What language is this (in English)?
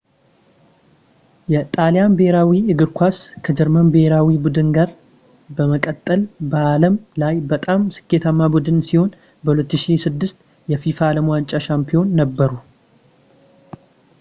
Amharic